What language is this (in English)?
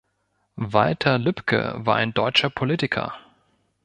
German